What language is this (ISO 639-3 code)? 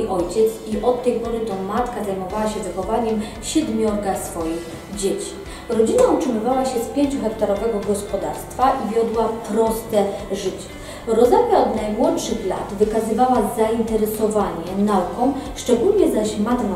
pol